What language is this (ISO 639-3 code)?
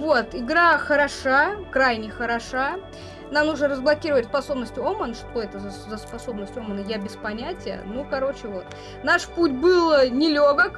rus